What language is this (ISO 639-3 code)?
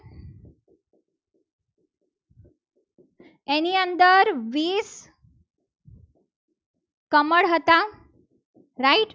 guj